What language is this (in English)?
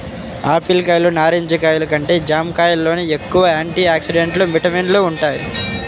Telugu